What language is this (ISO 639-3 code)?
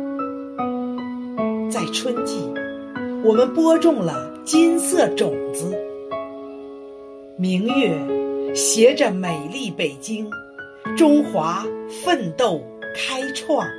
zho